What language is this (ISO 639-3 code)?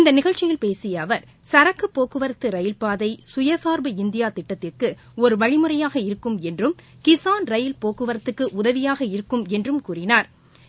tam